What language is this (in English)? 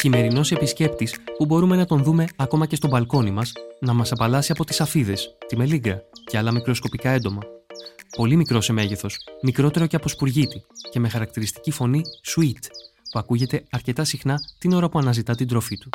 Greek